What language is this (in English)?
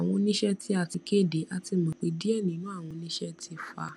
Yoruba